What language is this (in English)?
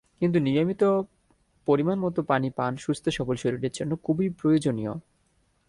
Bangla